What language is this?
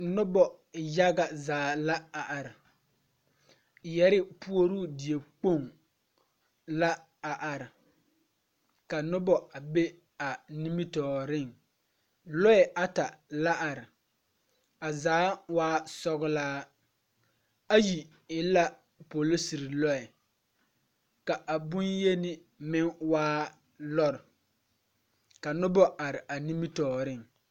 Southern Dagaare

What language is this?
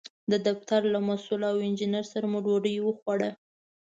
Pashto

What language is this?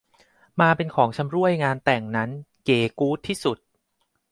Thai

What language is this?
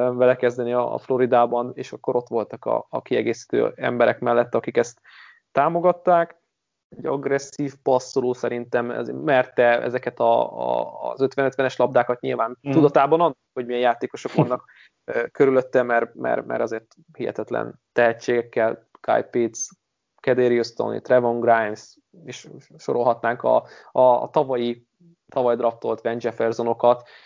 Hungarian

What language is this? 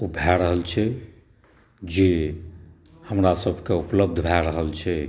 Maithili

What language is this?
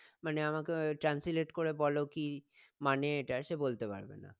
Bangla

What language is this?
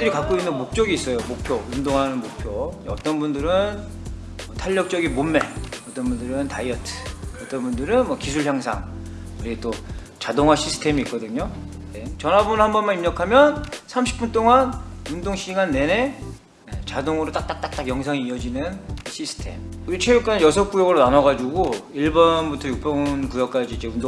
Korean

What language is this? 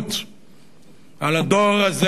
Hebrew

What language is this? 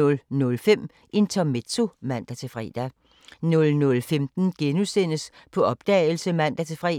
Danish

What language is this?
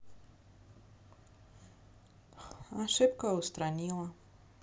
Russian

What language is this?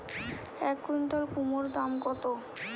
Bangla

